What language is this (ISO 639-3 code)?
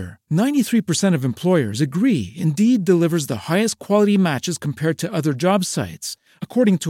fas